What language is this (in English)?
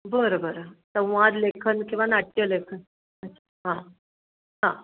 Marathi